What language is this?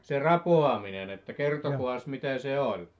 Finnish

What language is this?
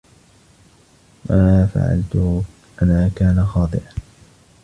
Arabic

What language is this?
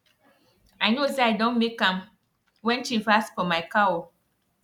Nigerian Pidgin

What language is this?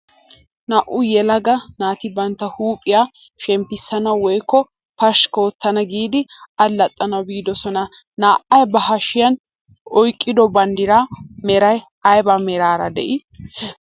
Wolaytta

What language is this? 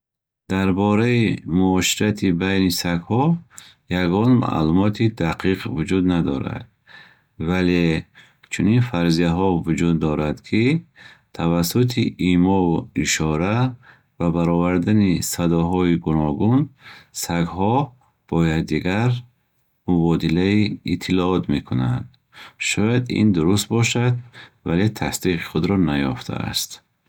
Bukharic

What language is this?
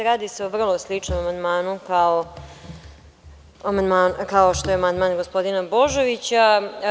Serbian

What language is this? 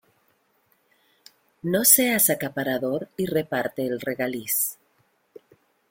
Spanish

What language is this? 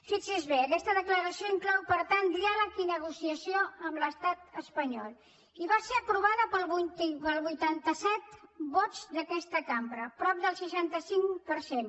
Catalan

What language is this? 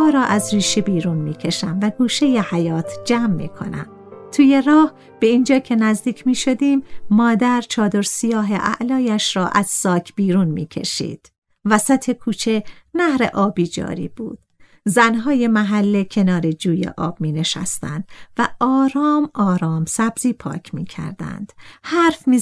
Persian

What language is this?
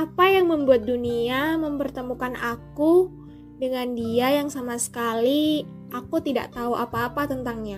Indonesian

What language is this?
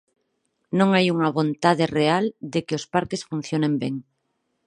Galician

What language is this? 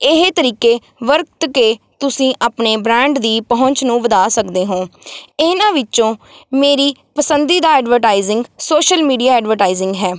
Punjabi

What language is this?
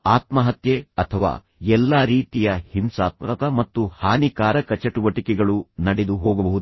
Kannada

